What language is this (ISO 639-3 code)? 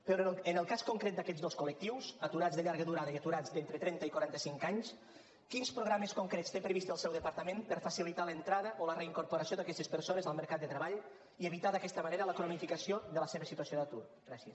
cat